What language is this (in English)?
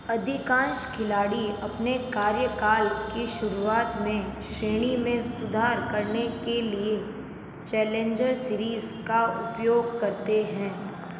Hindi